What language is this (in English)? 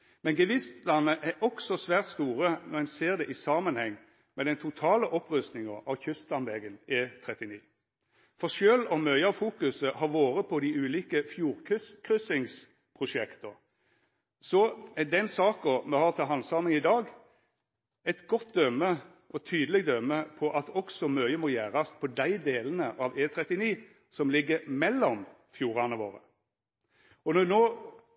Norwegian Nynorsk